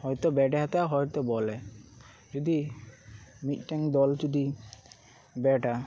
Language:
Santali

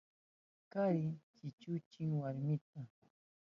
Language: Southern Pastaza Quechua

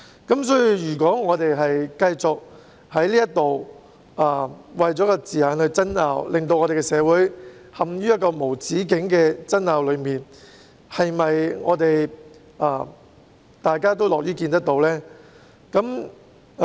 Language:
Cantonese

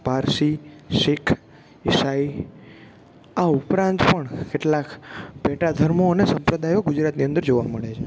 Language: Gujarati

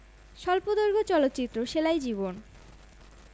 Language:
Bangla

